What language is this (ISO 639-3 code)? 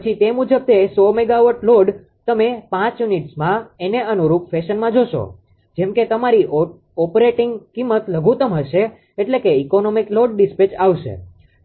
guj